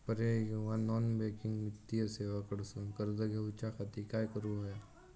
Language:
Marathi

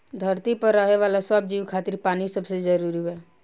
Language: Bhojpuri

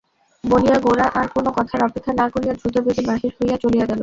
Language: Bangla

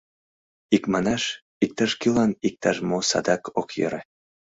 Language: Mari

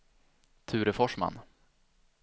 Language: Swedish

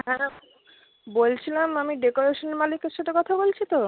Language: Bangla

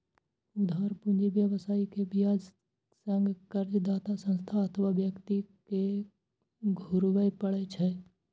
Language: Maithili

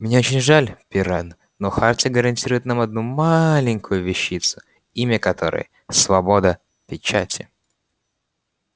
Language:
Russian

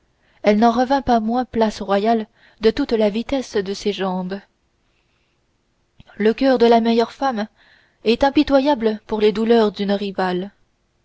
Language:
French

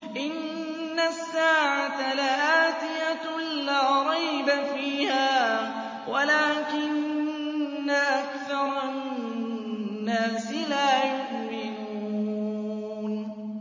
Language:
Arabic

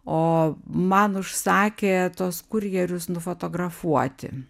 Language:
Lithuanian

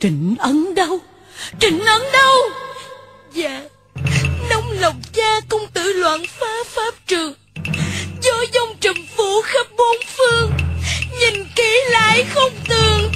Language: Vietnamese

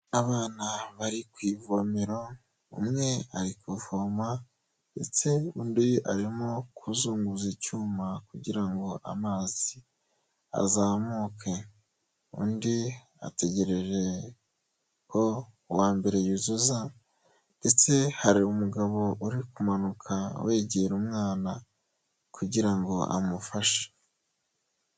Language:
Kinyarwanda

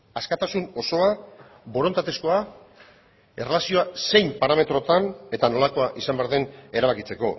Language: Basque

